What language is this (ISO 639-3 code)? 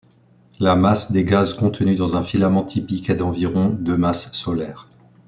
fra